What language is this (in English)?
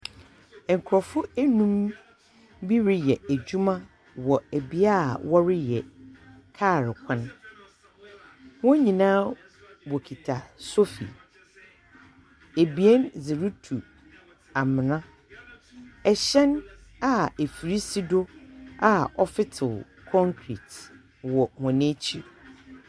Akan